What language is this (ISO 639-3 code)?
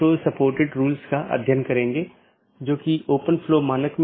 hin